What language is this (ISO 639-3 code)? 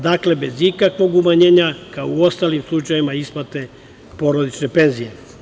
srp